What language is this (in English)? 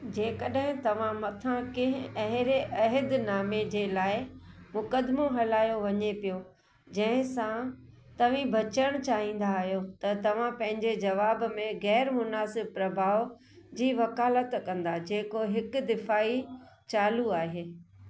Sindhi